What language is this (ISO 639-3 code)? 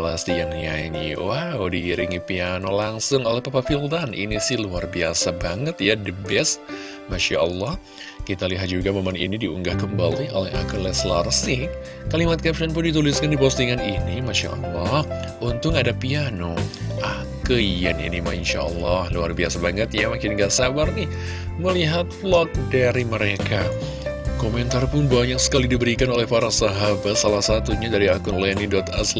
ind